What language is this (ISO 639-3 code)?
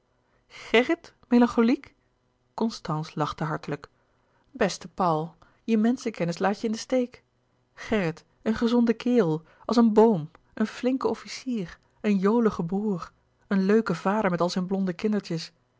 nld